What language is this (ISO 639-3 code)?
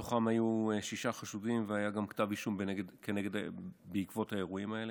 heb